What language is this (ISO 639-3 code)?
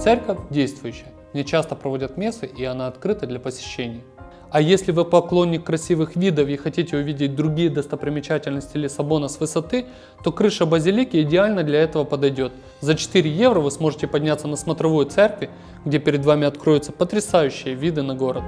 rus